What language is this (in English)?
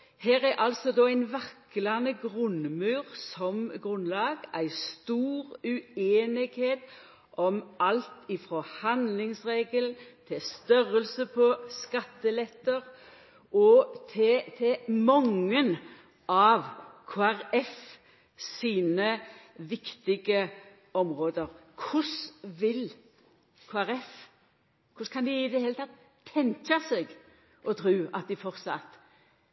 Norwegian Nynorsk